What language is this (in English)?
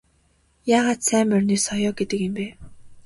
Mongolian